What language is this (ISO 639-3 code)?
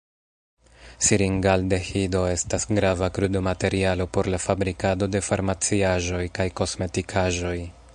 epo